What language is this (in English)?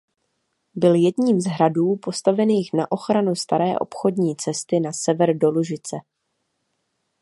Czech